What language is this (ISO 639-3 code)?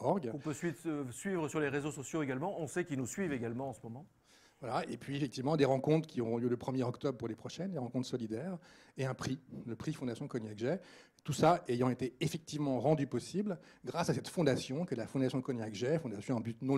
fra